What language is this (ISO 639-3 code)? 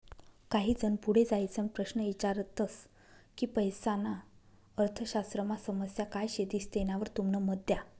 mar